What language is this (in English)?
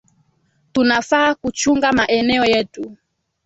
Swahili